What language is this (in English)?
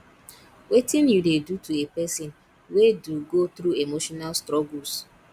Nigerian Pidgin